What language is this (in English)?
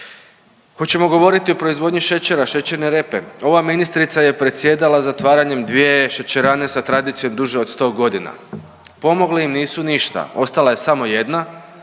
Croatian